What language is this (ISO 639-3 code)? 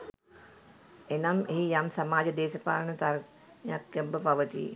sin